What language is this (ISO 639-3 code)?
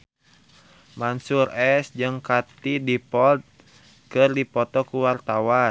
sun